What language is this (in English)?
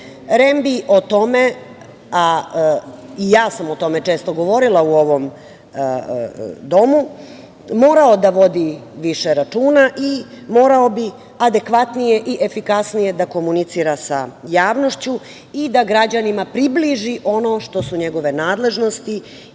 Serbian